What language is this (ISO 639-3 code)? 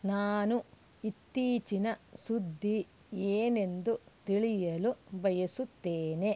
kan